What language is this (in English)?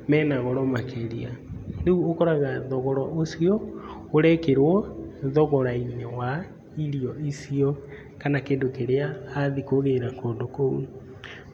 Kikuyu